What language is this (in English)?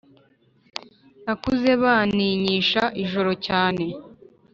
Kinyarwanda